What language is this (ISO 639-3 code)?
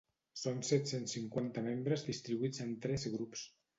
cat